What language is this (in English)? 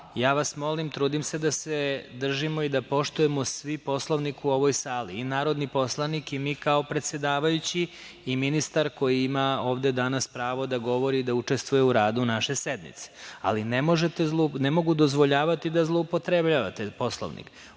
Serbian